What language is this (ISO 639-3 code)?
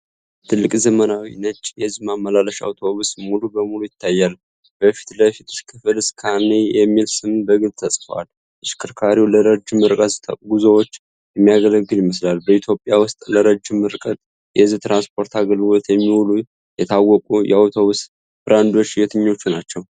amh